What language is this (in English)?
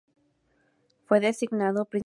Spanish